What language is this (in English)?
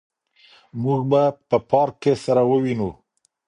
Pashto